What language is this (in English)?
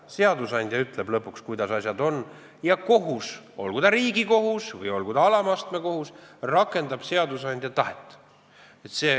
Estonian